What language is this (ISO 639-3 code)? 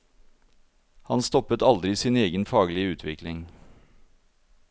nor